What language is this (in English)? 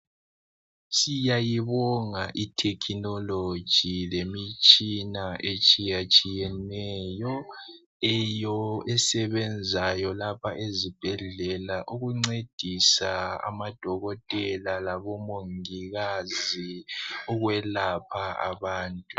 North Ndebele